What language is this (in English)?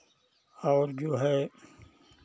Hindi